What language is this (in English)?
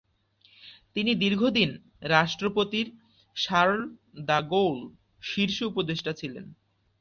Bangla